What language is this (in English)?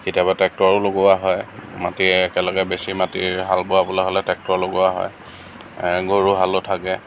Assamese